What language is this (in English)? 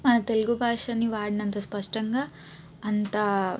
Telugu